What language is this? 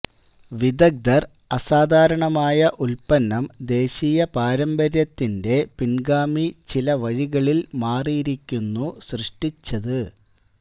Malayalam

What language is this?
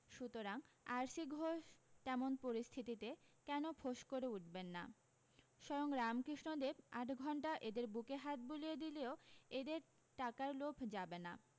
Bangla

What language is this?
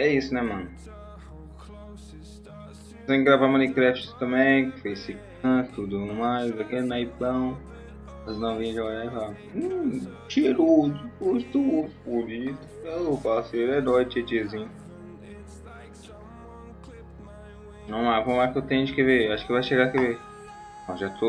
Portuguese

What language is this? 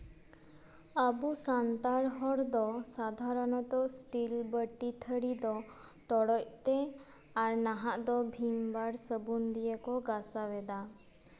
Santali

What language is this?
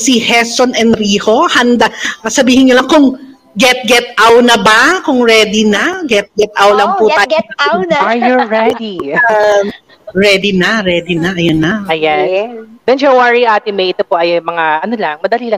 Filipino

